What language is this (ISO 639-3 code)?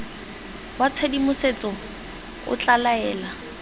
tsn